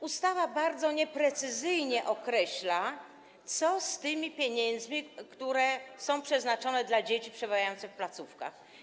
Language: Polish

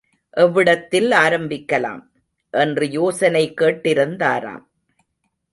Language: Tamil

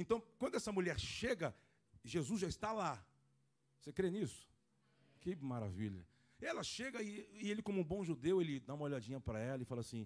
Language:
Portuguese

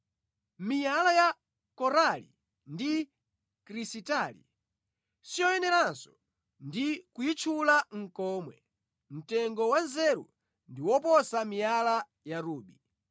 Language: Nyanja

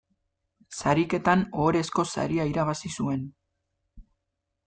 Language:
Basque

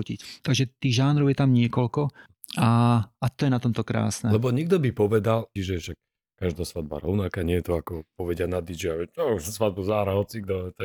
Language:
Slovak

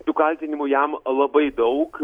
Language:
Lithuanian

